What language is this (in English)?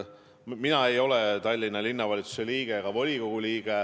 Estonian